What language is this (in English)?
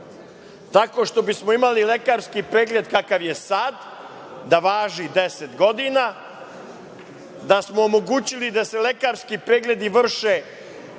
Serbian